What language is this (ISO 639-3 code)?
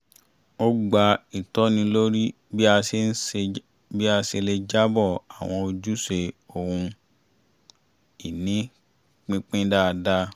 yor